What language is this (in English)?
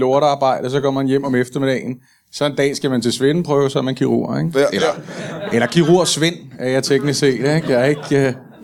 Danish